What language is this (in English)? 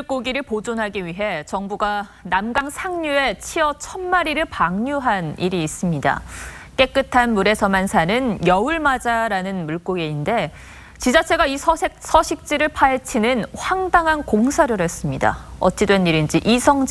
Korean